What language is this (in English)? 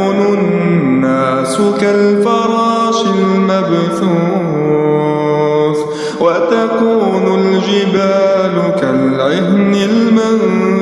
Arabic